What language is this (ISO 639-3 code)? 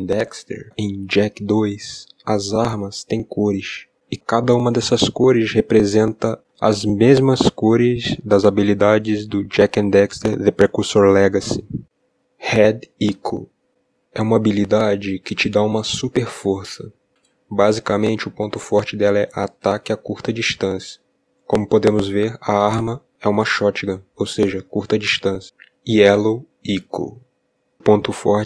por